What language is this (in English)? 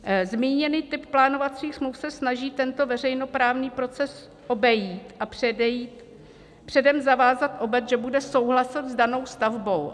Czech